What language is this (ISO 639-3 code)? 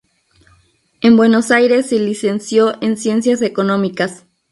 spa